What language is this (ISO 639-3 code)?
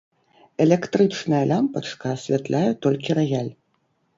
bel